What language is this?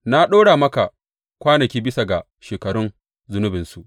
Hausa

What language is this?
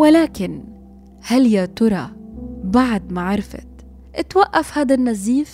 Arabic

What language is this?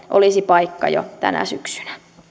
Finnish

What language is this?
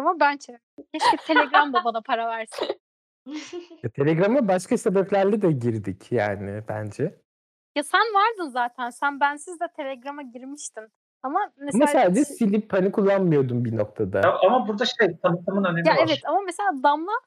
Turkish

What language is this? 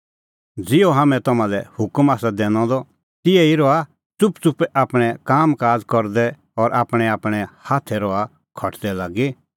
Kullu Pahari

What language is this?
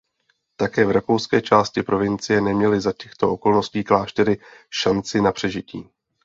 Czech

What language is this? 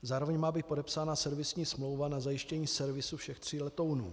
Czech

